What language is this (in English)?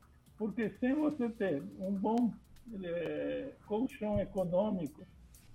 Portuguese